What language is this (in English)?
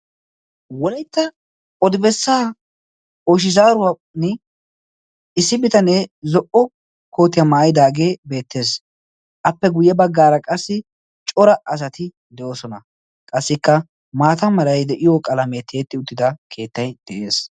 Wolaytta